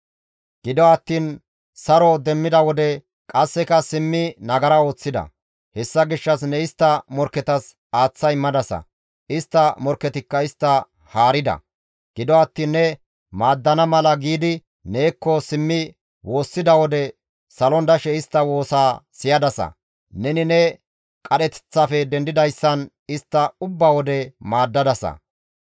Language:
Gamo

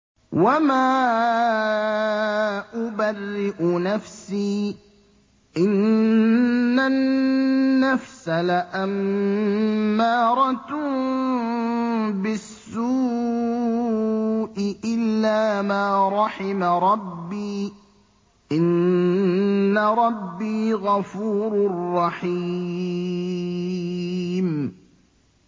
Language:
Arabic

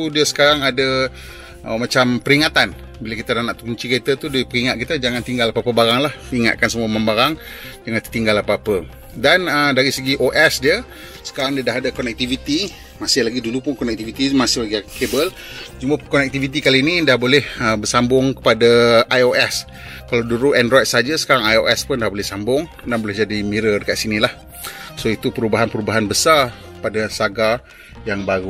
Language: Malay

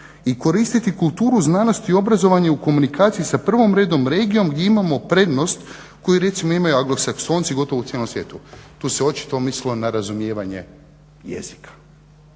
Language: Croatian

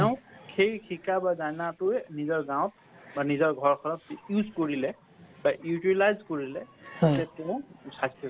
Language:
Assamese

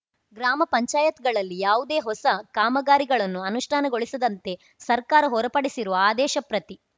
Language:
Kannada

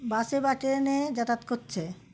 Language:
Bangla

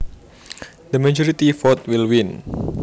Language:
Javanese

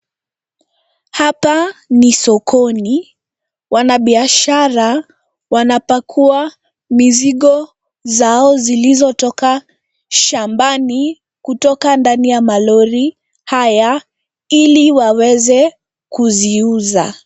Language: Swahili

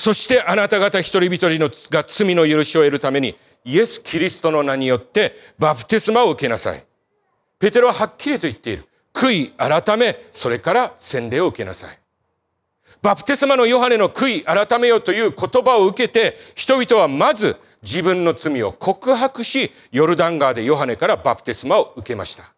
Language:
Japanese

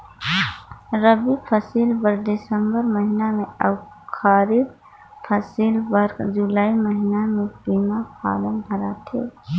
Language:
Chhattisgarhi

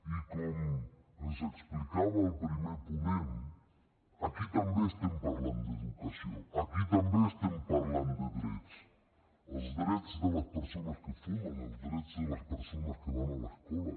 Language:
Catalan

